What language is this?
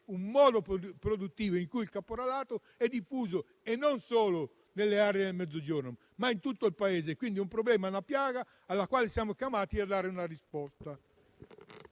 Italian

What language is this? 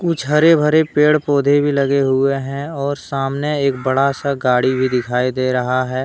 Hindi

